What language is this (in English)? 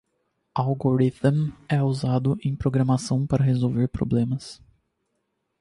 Portuguese